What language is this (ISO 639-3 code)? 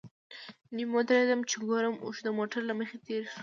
pus